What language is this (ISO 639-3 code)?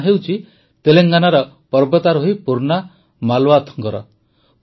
ori